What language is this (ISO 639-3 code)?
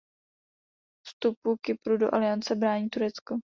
ces